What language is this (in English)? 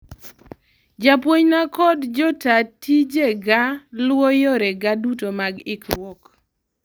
Luo (Kenya and Tanzania)